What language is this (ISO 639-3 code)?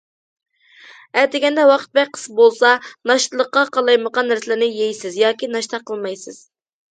uig